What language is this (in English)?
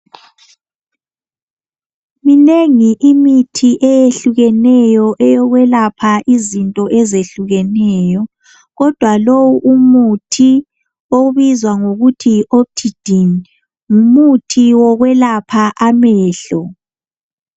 North Ndebele